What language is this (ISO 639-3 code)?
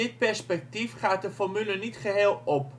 nld